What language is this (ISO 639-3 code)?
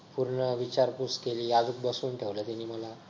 mar